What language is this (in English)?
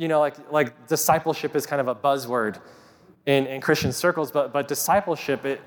English